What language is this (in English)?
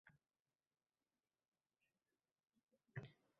Uzbek